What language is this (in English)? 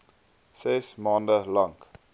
Afrikaans